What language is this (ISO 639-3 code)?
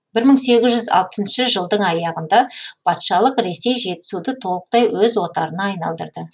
kaz